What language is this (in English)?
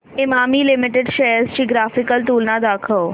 Marathi